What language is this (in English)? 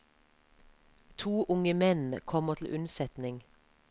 Norwegian